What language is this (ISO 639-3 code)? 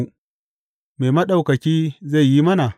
hau